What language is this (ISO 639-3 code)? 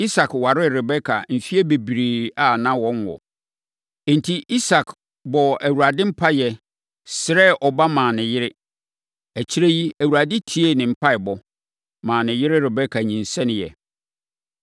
aka